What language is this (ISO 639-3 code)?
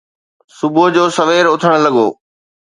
snd